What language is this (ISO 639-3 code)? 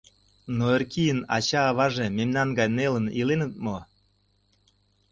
chm